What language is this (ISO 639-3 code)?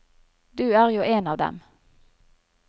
nor